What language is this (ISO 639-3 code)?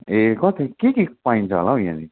nep